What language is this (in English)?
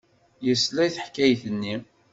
Kabyle